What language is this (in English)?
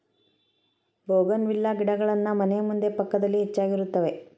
Kannada